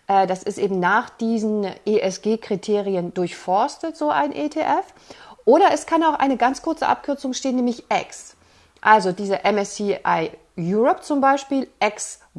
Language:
German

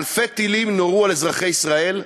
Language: Hebrew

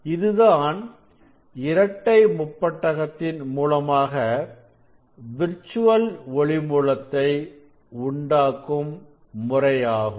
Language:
Tamil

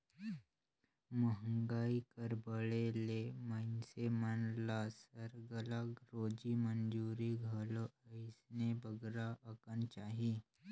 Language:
Chhattisgarhi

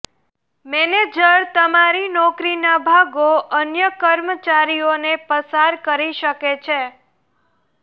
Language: Gujarati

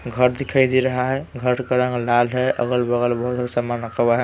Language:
Hindi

